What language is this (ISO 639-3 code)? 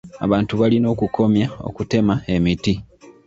lug